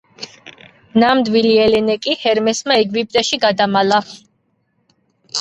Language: Georgian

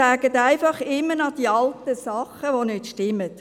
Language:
Swiss German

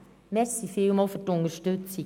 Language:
Swiss German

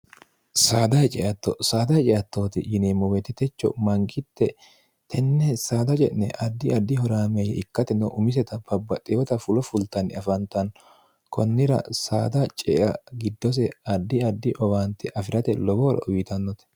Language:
Sidamo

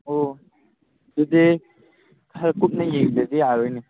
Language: Manipuri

